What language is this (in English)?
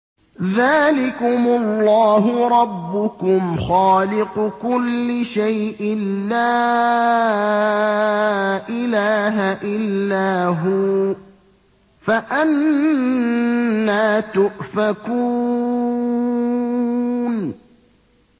Arabic